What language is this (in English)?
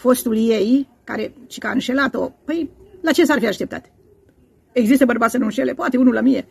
Romanian